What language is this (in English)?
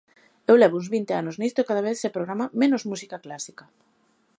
Galician